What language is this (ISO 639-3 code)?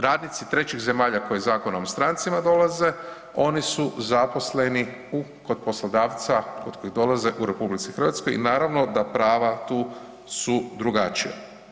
hrv